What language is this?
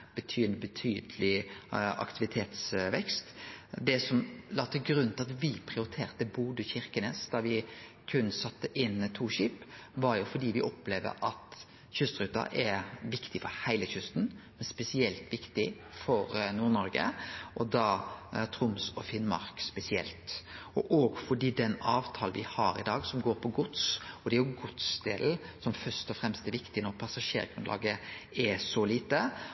Norwegian Nynorsk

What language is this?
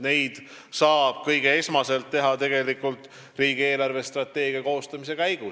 Estonian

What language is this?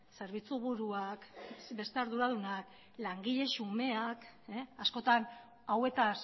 Basque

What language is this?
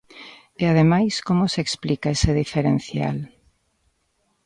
Galician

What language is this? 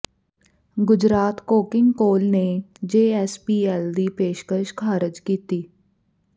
Punjabi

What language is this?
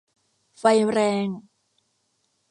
Thai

